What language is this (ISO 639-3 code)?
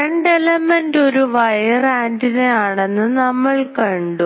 mal